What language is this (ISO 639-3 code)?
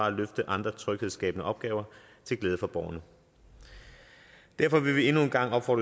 dan